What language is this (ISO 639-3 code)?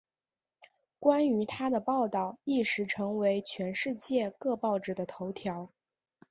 zho